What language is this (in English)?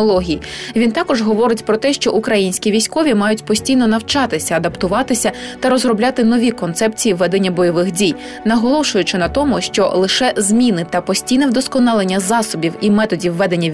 Ukrainian